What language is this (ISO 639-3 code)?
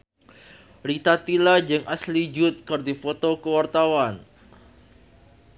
sun